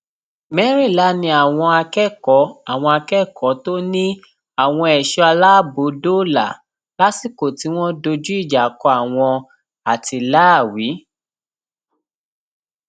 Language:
Yoruba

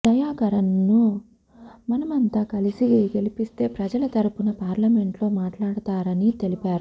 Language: Telugu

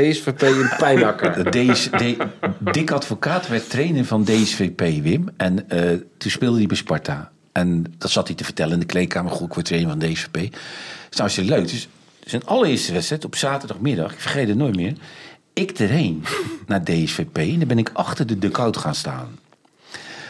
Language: Dutch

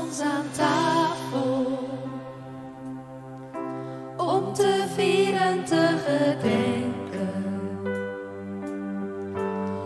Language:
Dutch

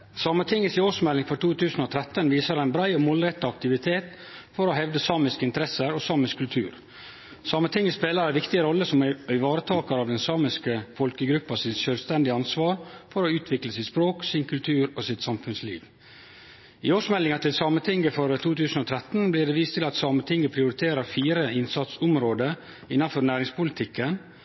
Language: Norwegian Nynorsk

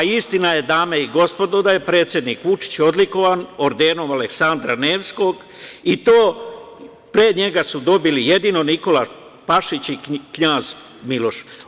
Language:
Serbian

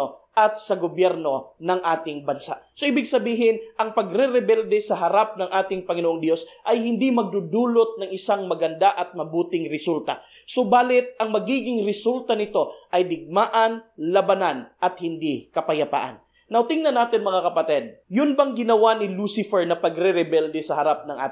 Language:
Filipino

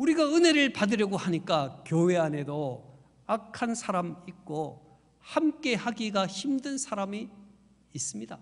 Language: Korean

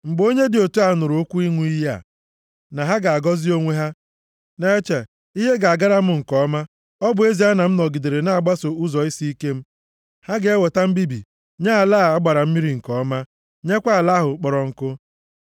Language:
Igbo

